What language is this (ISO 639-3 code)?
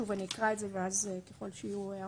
heb